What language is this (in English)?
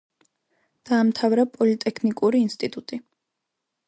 Georgian